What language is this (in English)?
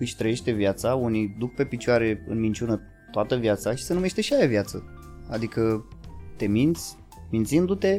Romanian